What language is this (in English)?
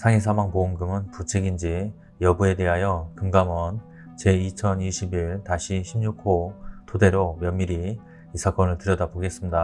Korean